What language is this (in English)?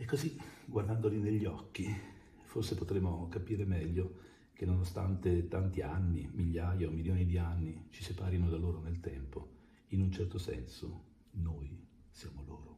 Italian